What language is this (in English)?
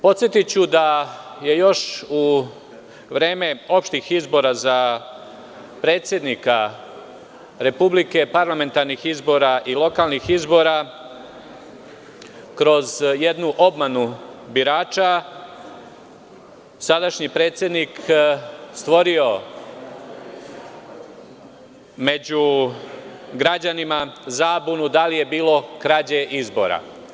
Serbian